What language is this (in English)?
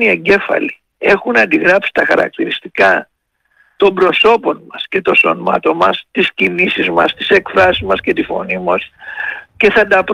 Greek